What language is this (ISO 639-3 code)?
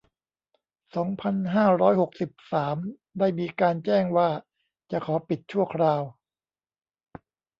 tha